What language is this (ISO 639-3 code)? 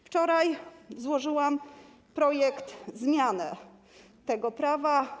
pol